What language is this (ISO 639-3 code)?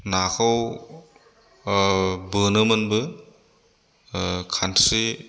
brx